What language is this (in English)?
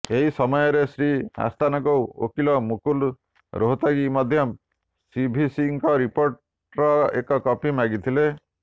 Odia